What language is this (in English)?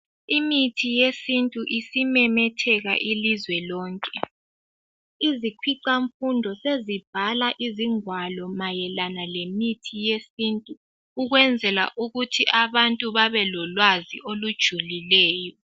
North Ndebele